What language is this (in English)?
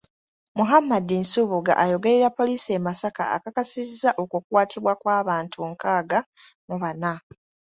Ganda